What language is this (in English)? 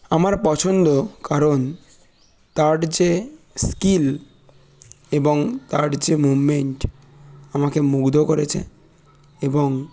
Bangla